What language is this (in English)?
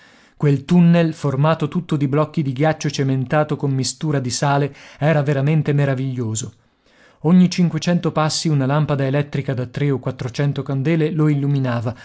Italian